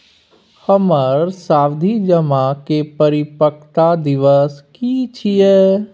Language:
Maithili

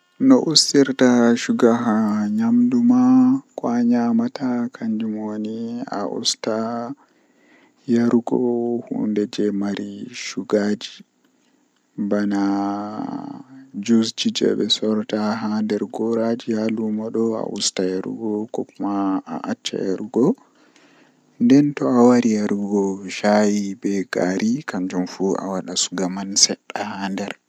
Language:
Western Niger Fulfulde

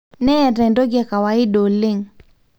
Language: Masai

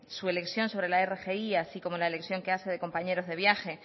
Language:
Spanish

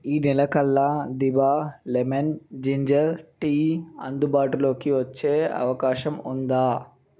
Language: Telugu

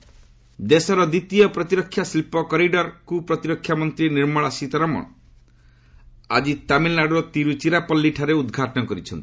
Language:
Odia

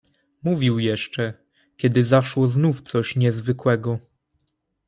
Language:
Polish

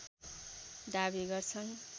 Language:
Nepali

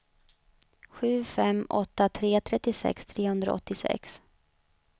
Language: Swedish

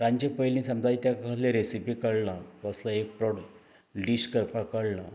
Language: Konkani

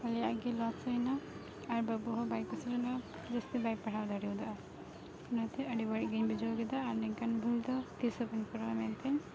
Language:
Santali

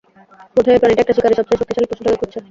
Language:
Bangla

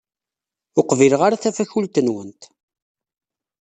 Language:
Kabyle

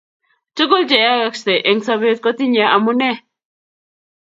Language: Kalenjin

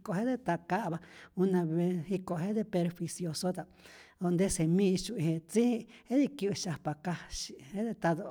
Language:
Rayón Zoque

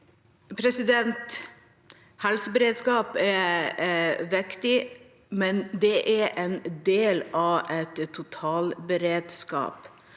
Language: Norwegian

